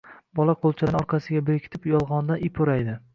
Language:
Uzbek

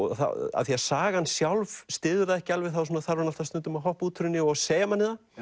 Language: Icelandic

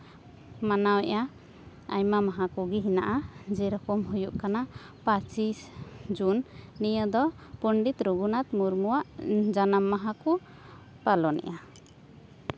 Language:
Santali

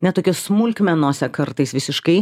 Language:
Lithuanian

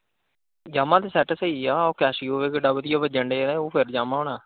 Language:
Punjabi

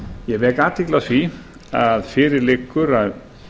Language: Icelandic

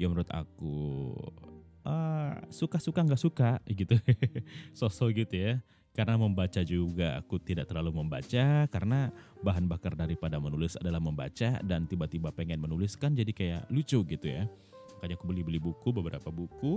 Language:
Indonesian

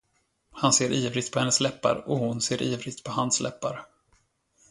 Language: Swedish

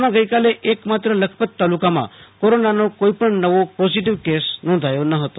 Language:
Gujarati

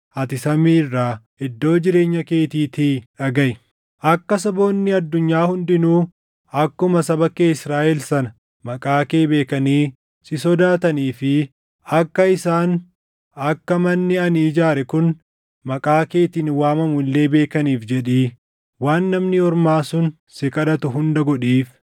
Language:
Oromo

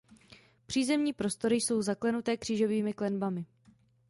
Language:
Czech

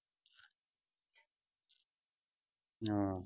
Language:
Punjabi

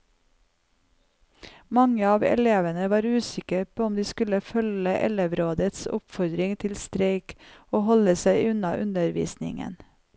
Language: Norwegian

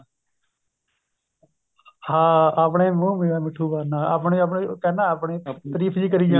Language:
Punjabi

